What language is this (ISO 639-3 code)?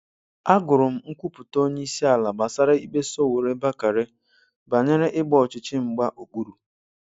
ibo